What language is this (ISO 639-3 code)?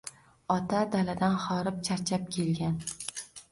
uzb